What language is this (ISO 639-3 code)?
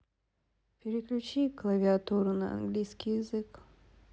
rus